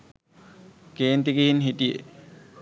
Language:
Sinhala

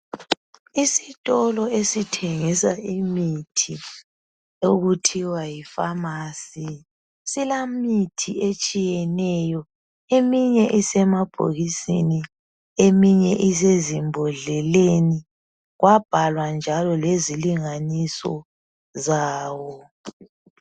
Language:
North Ndebele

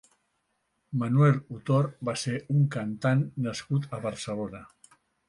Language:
Catalan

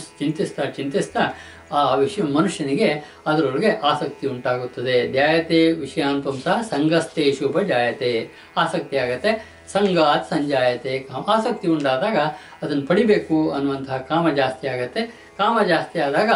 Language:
Kannada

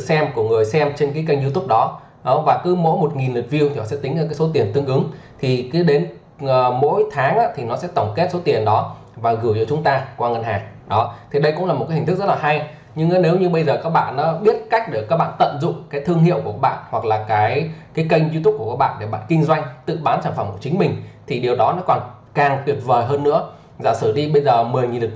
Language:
Vietnamese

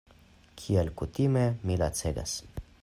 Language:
Esperanto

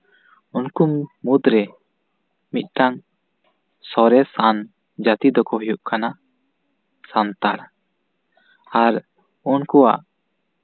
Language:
Santali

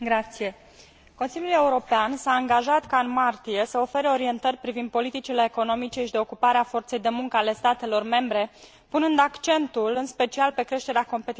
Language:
Romanian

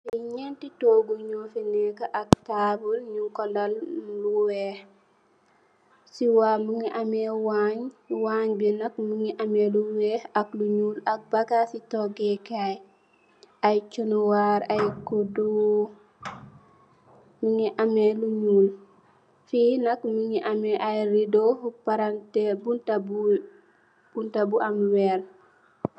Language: Wolof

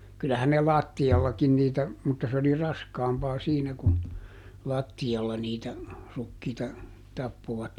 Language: Finnish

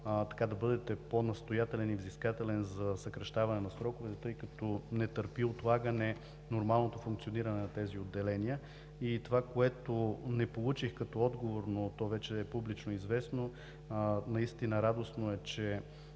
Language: Bulgarian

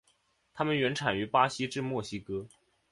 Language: Chinese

